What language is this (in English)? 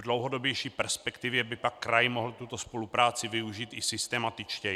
Czech